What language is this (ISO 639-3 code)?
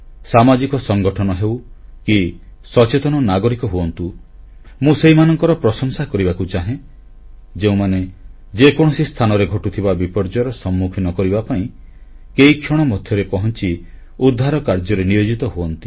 ori